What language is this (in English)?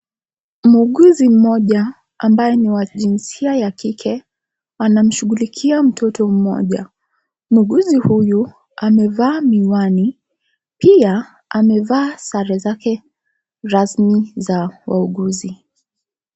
Swahili